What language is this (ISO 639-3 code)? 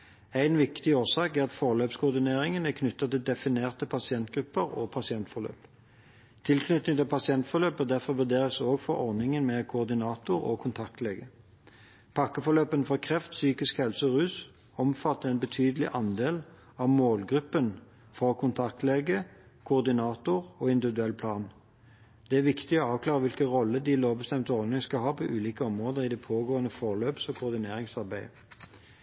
nob